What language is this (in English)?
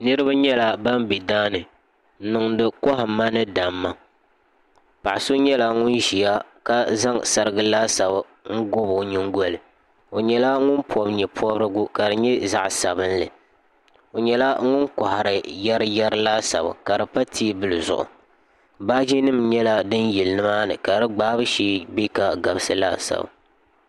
Dagbani